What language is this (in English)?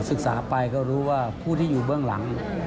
Thai